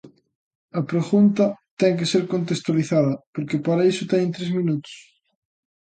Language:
Galician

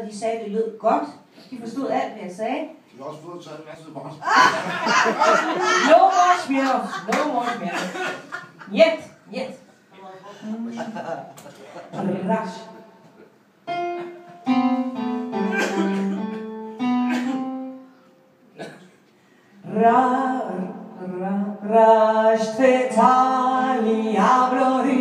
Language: Danish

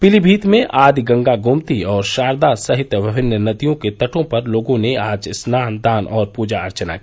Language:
Hindi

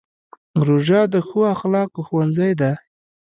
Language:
Pashto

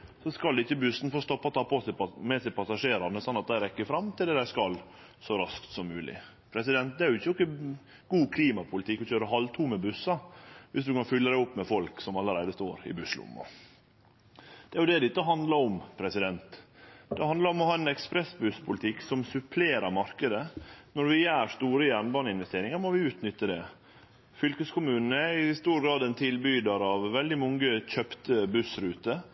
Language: Norwegian Nynorsk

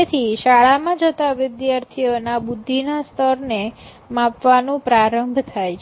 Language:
Gujarati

